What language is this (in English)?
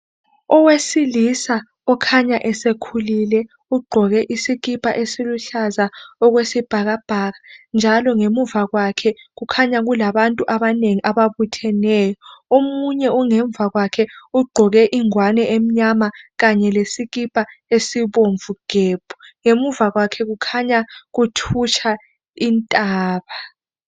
North Ndebele